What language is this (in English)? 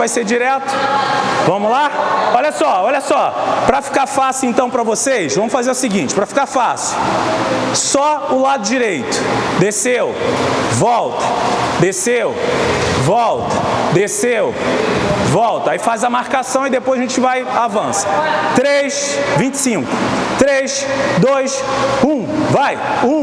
Portuguese